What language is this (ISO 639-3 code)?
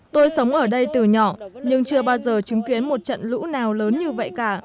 vie